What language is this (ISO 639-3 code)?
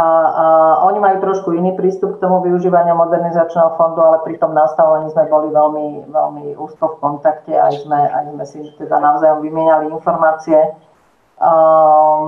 slk